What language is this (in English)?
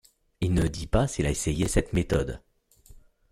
French